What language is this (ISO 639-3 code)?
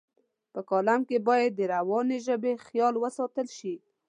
pus